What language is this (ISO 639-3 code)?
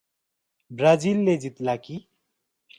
nep